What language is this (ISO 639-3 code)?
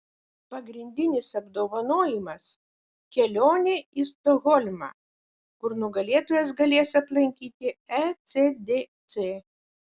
lit